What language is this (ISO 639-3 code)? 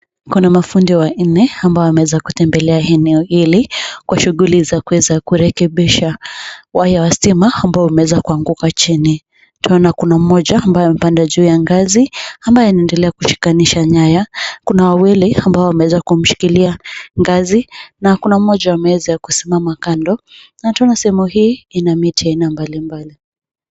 swa